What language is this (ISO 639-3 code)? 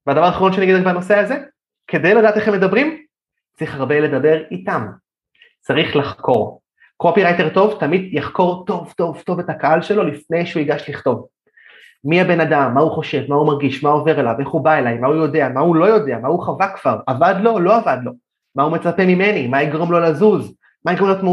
heb